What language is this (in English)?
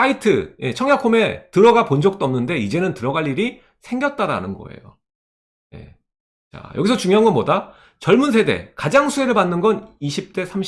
Korean